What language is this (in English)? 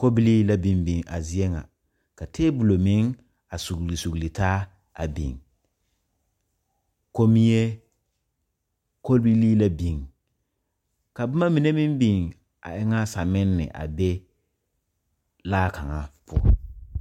Southern Dagaare